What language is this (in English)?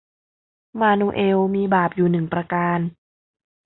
Thai